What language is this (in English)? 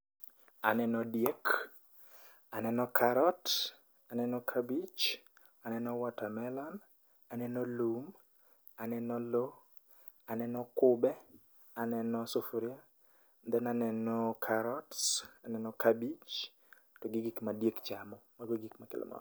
Luo (Kenya and Tanzania)